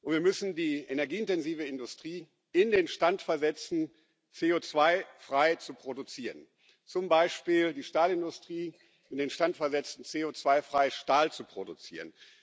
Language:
German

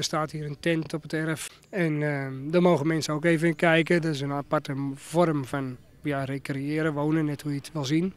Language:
Dutch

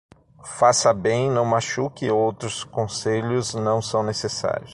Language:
Portuguese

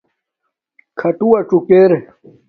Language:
Domaaki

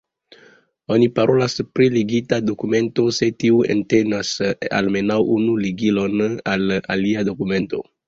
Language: Esperanto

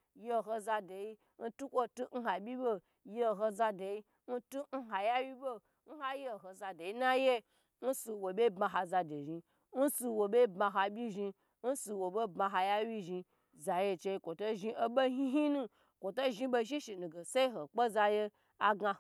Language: Gbagyi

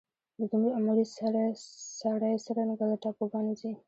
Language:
Pashto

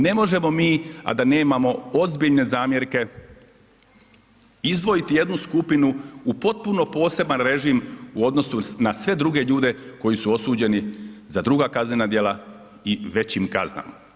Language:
Croatian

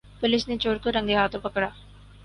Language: Urdu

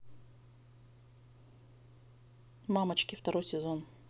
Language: Russian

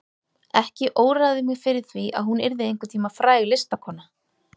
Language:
Icelandic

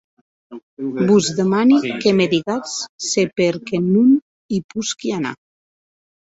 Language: Occitan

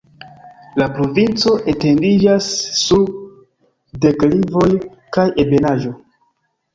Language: Esperanto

